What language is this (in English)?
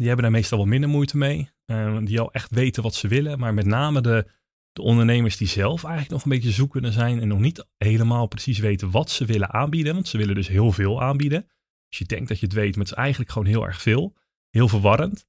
Dutch